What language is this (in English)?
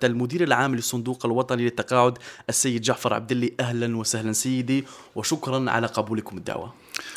Arabic